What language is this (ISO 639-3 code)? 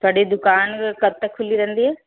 pan